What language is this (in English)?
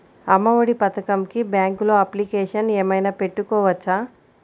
Telugu